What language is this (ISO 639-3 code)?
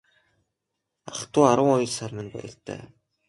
mon